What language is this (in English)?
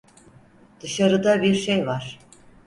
Turkish